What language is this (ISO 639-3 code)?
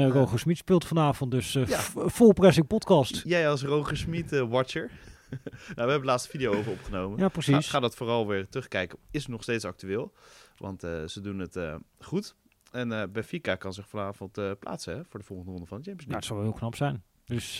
nld